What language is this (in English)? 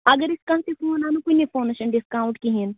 Kashmiri